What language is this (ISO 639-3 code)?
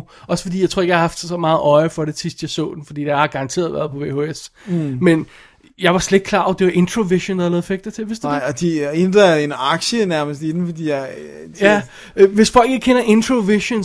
dan